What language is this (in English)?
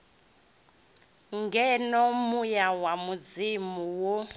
Venda